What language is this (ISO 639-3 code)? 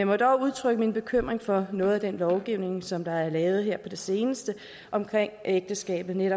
dan